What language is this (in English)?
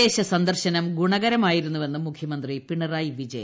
Malayalam